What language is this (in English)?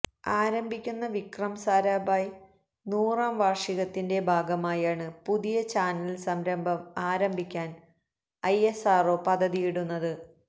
Malayalam